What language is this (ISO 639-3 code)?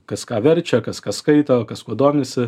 lit